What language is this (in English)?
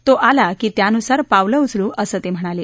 Marathi